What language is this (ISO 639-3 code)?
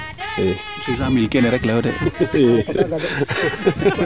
srr